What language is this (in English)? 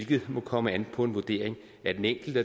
Danish